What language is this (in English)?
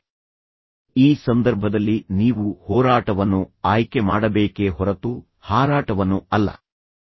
Kannada